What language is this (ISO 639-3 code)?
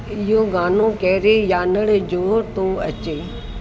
snd